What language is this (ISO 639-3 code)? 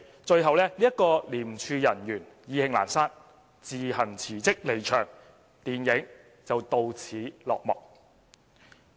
yue